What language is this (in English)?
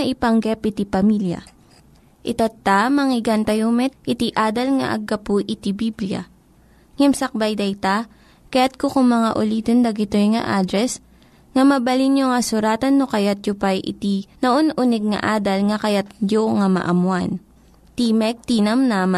Filipino